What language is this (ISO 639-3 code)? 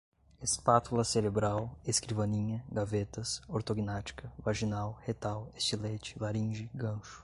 por